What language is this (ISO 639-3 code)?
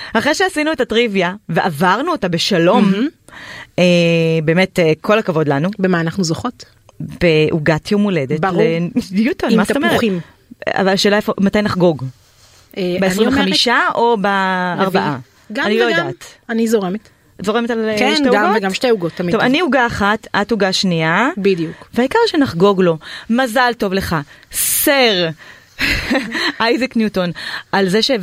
heb